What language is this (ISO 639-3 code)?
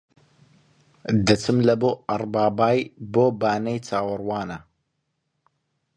ckb